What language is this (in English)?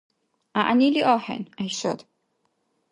Dargwa